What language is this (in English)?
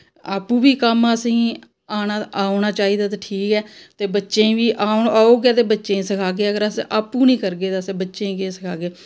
Dogri